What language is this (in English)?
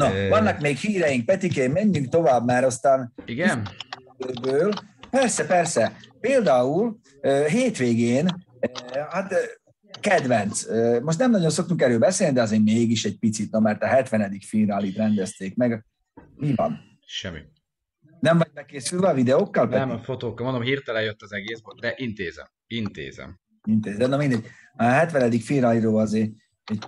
Hungarian